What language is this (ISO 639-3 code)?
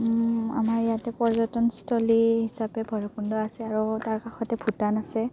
asm